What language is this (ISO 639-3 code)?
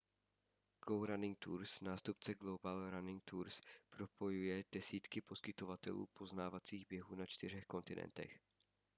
ces